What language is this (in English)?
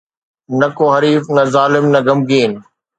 Sindhi